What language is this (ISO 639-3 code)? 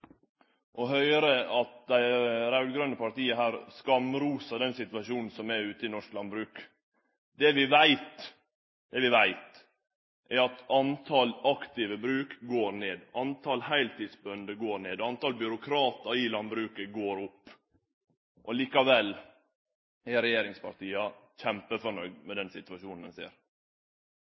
nno